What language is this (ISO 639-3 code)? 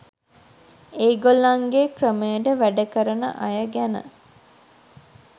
sin